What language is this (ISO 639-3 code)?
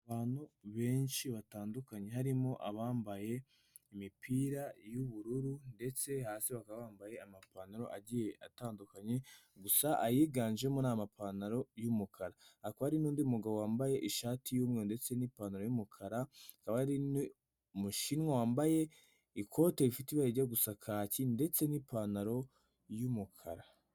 kin